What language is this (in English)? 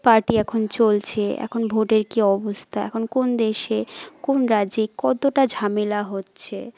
Bangla